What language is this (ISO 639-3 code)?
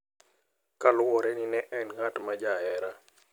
luo